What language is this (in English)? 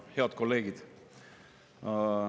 Estonian